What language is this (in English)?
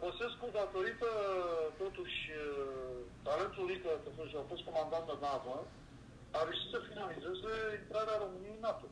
Romanian